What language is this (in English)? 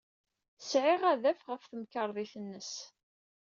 Kabyle